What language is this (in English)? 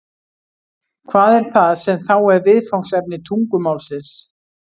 Icelandic